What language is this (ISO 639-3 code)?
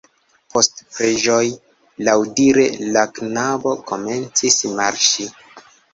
epo